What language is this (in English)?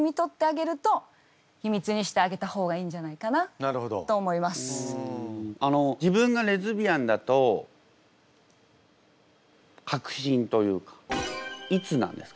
Japanese